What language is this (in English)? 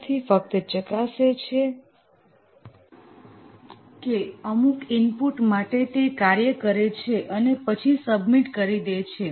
Gujarati